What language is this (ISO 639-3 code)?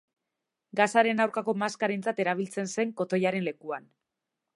eus